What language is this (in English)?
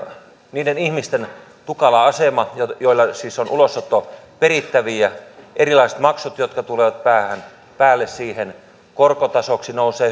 Finnish